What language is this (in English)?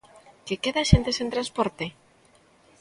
Galician